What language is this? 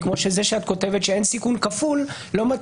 Hebrew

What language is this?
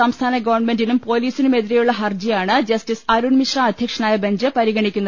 Malayalam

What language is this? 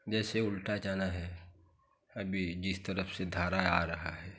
Hindi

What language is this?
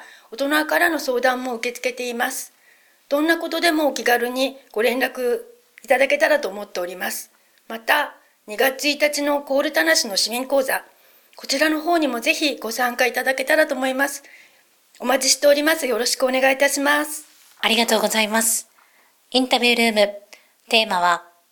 Japanese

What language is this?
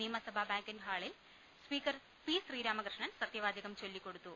Malayalam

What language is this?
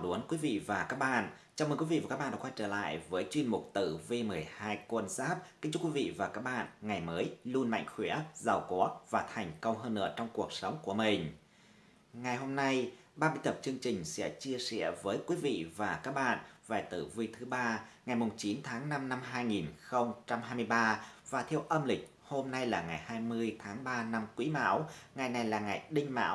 Vietnamese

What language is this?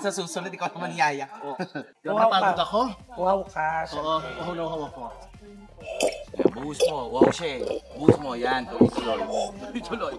Filipino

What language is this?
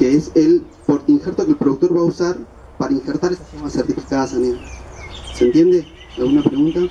Spanish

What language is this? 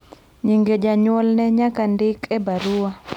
Luo (Kenya and Tanzania)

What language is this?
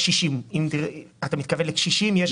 Hebrew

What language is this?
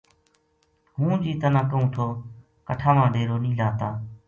Gujari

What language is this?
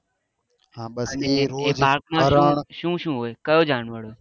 Gujarati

